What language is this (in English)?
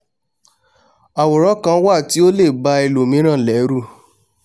Yoruba